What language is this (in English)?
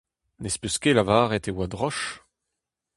Breton